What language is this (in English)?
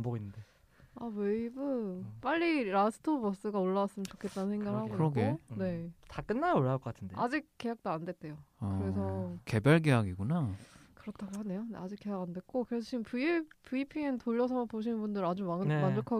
Korean